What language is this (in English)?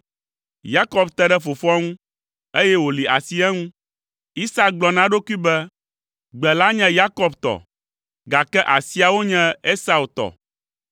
Ewe